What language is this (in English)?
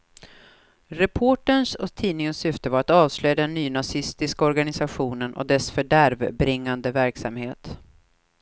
Swedish